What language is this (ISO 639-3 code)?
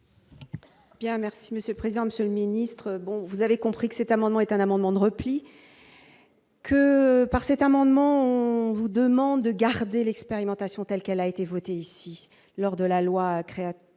fra